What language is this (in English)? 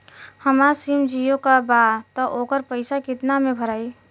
Bhojpuri